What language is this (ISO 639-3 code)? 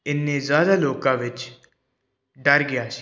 pan